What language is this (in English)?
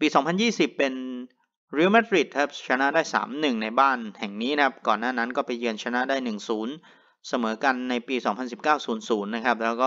Thai